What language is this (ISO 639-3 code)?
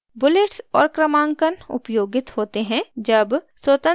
hin